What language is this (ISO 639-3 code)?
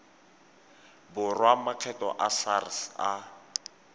tsn